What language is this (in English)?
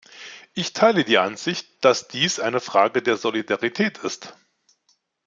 German